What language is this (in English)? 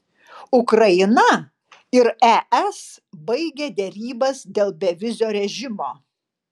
Lithuanian